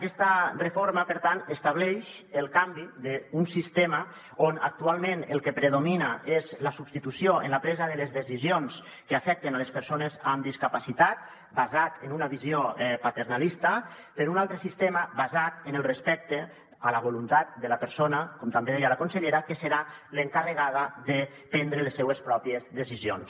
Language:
Catalan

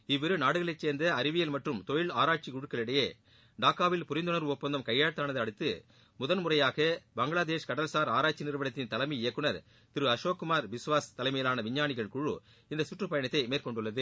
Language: Tamil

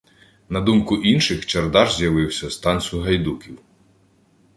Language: Ukrainian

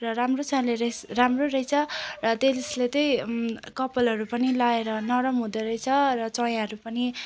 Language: Nepali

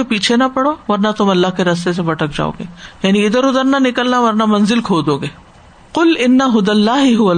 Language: Urdu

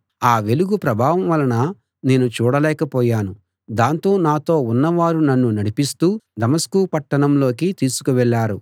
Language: Telugu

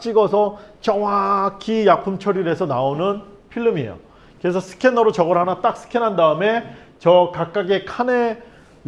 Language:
Korean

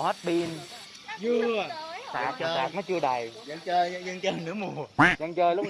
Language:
Vietnamese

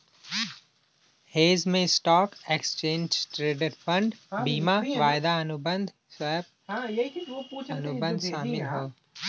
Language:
Bhojpuri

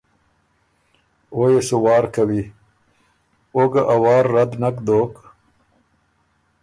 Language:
Ormuri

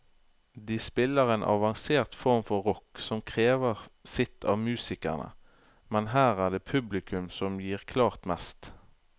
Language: Norwegian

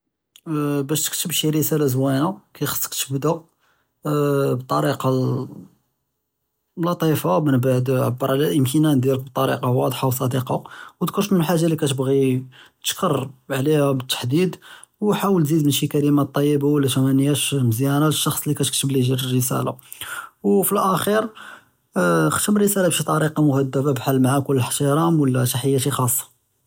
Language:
Judeo-Arabic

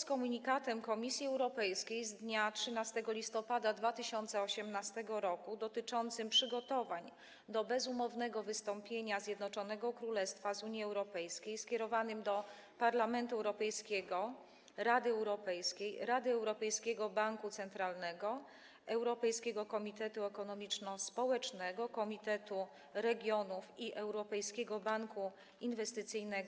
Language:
Polish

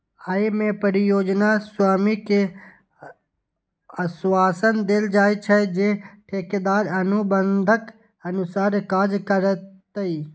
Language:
Maithili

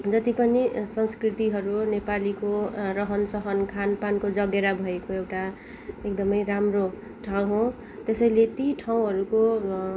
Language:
Nepali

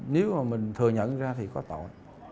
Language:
Vietnamese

